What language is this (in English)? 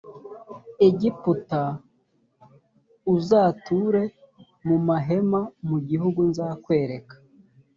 Kinyarwanda